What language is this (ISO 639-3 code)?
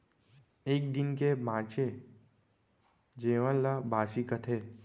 hne